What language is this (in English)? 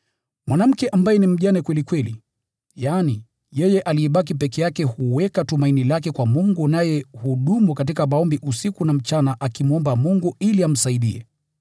Swahili